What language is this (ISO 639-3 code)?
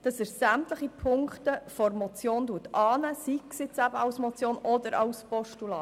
gsw